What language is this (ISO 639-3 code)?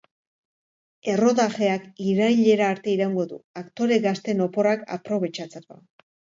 eus